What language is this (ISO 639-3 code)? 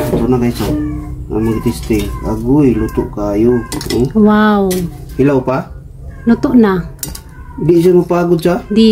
fil